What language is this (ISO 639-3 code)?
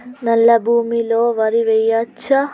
tel